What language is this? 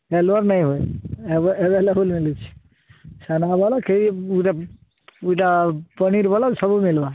Odia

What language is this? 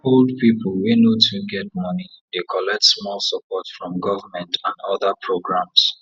Nigerian Pidgin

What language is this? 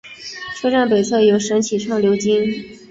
Chinese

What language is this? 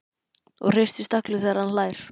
Icelandic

